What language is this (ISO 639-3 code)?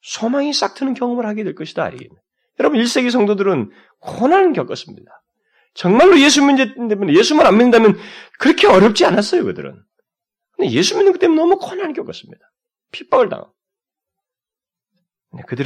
kor